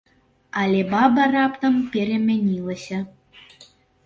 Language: Belarusian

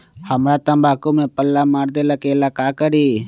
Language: Magahi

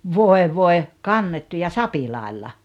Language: Finnish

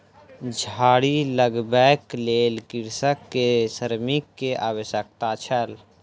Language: Maithili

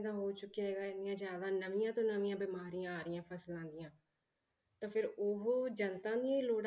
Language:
Punjabi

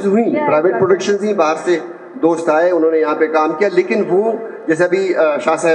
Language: Hindi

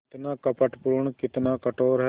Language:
Hindi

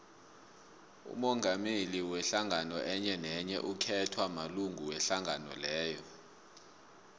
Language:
South Ndebele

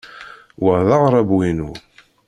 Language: Kabyle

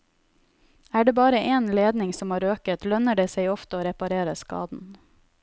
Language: Norwegian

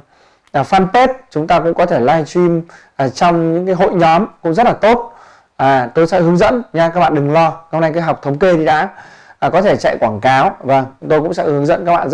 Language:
Vietnamese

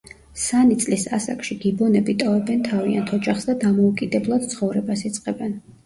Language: Georgian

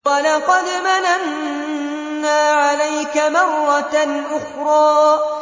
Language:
Arabic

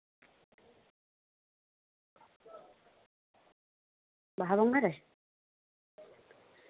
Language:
Santali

